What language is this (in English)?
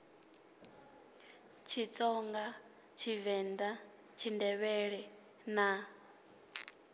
Venda